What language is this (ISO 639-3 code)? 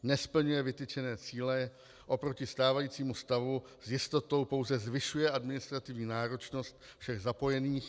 ces